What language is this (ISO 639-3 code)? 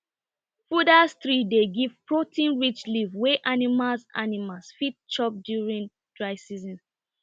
pcm